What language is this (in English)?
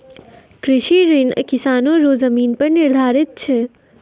Maithili